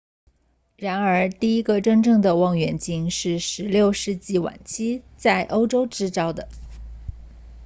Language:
Chinese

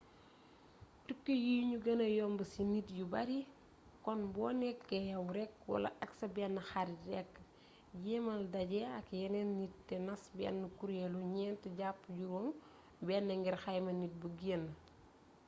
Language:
Wolof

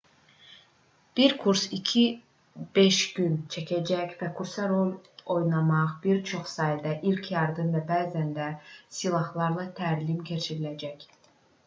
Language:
Azerbaijani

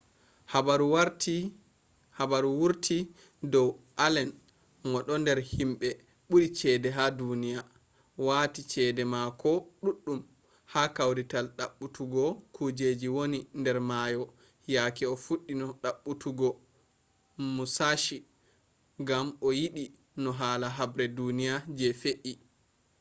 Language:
Fula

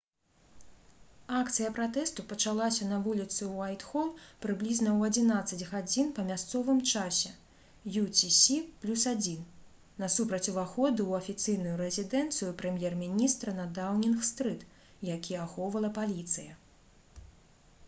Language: Belarusian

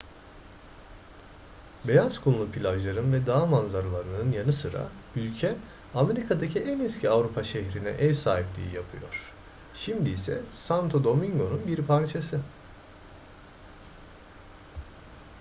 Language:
Turkish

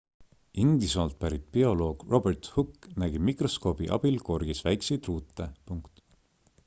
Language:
Estonian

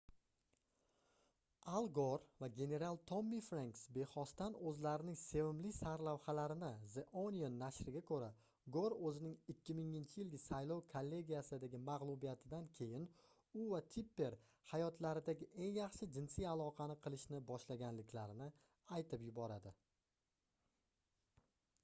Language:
Uzbek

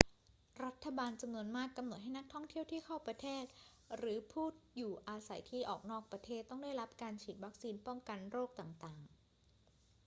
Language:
Thai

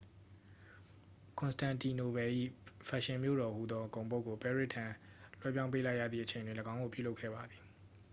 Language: Burmese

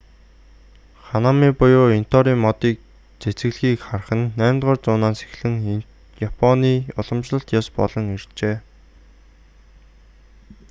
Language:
Mongolian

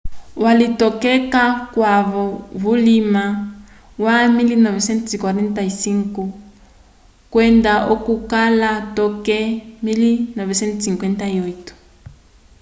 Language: Umbundu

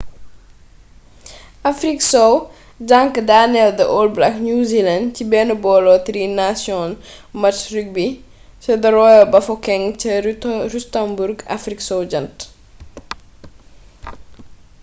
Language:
Wolof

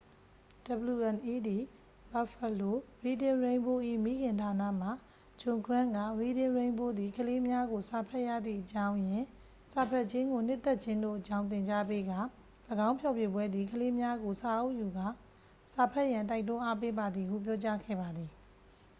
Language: Burmese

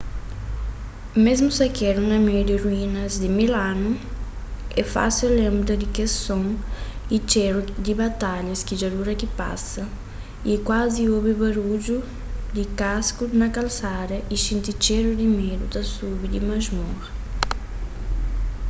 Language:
Kabuverdianu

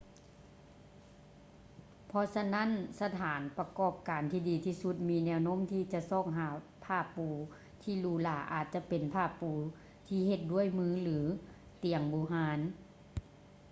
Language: Lao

